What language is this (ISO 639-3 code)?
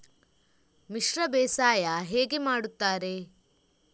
kan